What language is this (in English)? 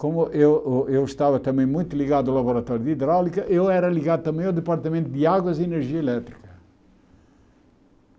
Portuguese